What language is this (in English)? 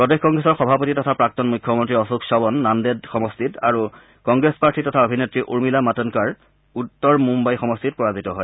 Assamese